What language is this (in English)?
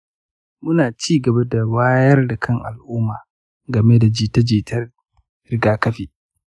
Hausa